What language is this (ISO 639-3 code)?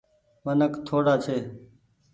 gig